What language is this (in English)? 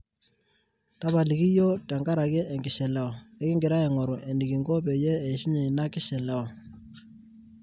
Masai